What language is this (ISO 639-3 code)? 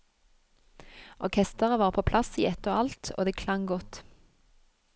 nor